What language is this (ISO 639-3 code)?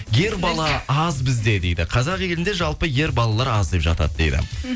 kaz